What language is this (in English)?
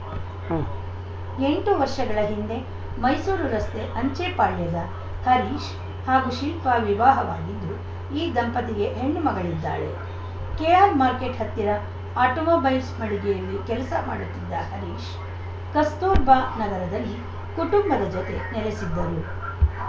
Kannada